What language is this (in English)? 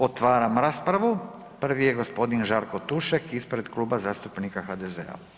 Croatian